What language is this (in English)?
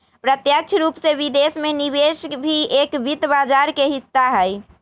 Magahi